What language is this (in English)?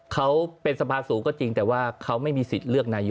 Thai